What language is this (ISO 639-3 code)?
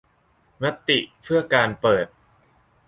tha